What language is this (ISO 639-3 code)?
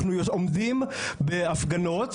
heb